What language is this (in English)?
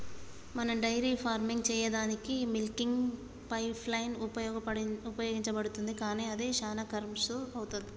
Telugu